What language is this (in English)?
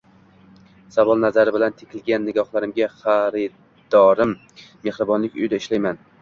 Uzbek